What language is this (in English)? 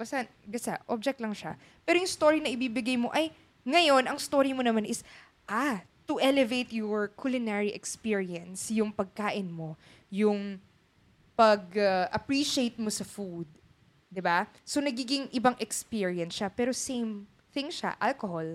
Filipino